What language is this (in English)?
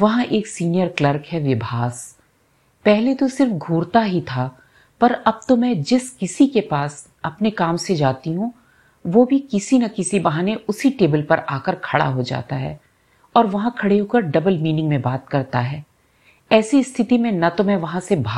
Hindi